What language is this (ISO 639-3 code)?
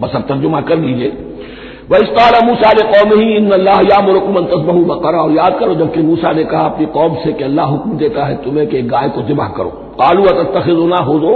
hin